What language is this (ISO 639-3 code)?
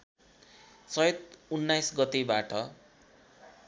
nep